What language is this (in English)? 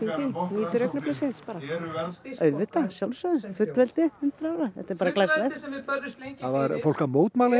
Icelandic